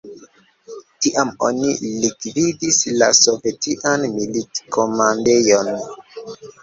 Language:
Esperanto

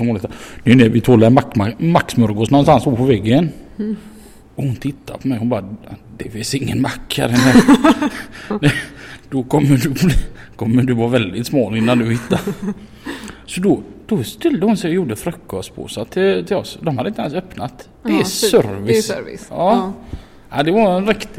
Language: Swedish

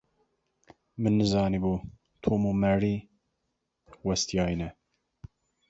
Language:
Kurdish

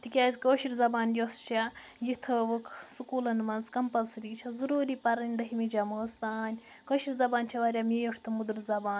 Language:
Kashmiri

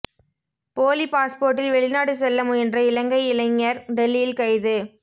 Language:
Tamil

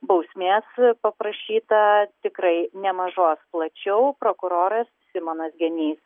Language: Lithuanian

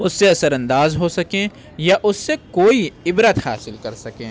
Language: Urdu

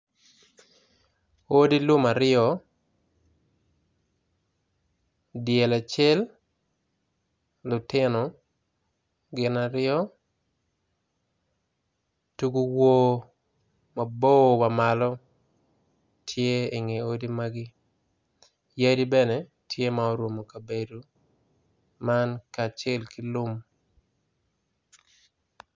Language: Acoli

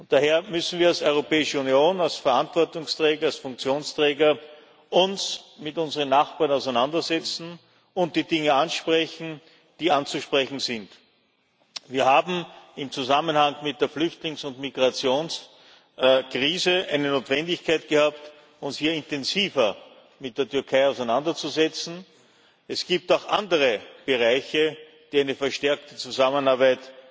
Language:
German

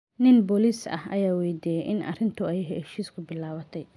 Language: Somali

